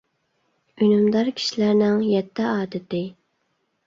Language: Uyghur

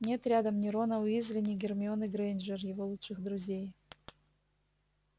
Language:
Russian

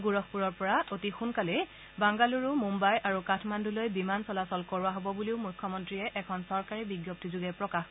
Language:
Assamese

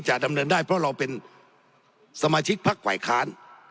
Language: Thai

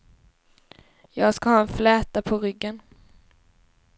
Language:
Swedish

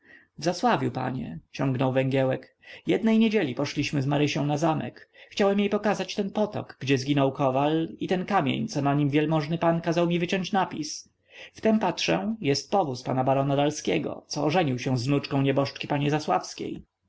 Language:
Polish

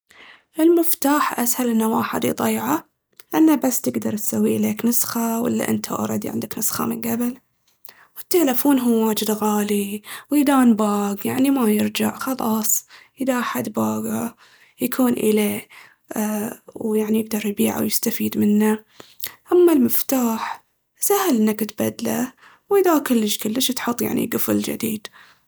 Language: Baharna Arabic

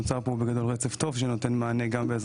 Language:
Hebrew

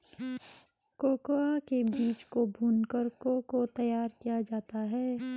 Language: Hindi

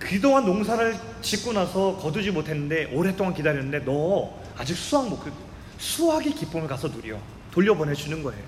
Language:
Korean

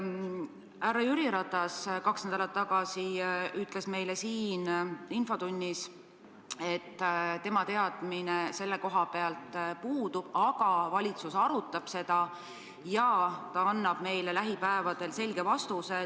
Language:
Estonian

